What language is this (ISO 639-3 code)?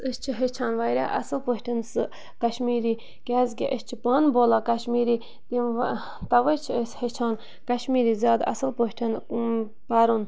kas